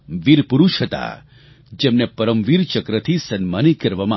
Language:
Gujarati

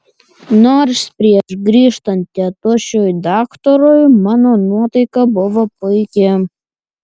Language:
Lithuanian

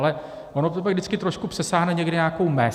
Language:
Czech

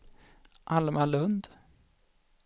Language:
Swedish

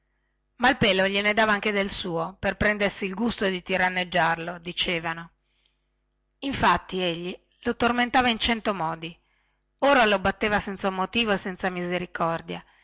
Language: Italian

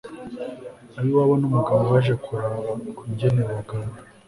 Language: Kinyarwanda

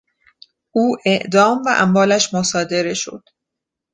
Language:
Persian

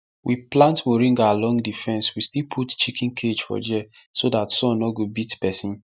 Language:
Nigerian Pidgin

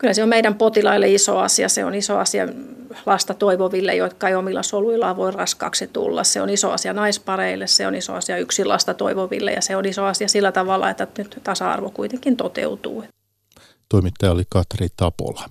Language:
Finnish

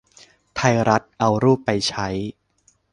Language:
Thai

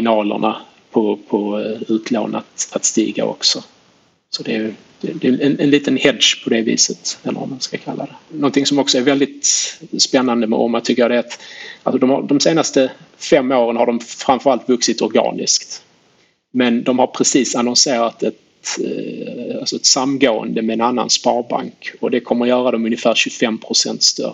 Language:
Swedish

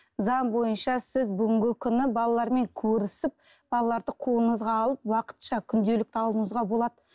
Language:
Kazakh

